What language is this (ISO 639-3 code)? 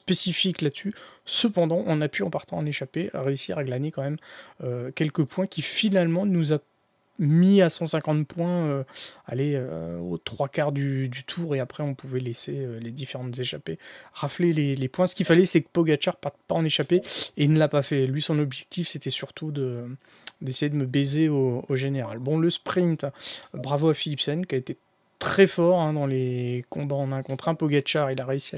fra